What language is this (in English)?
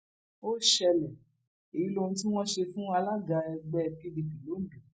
Yoruba